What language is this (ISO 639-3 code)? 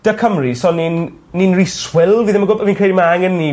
cym